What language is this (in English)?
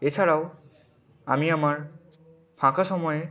Bangla